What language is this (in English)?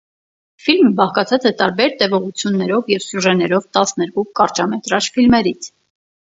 Armenian